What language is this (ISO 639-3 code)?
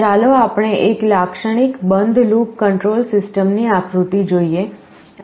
guj